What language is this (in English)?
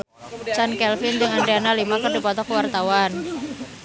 Sundanese